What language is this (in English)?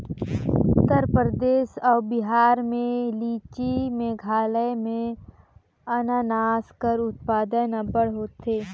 Chhattisgarhi